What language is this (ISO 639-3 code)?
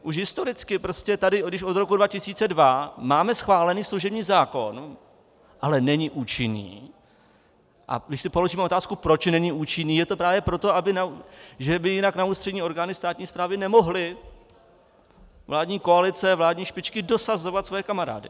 ces